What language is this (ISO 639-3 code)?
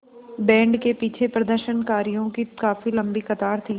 hin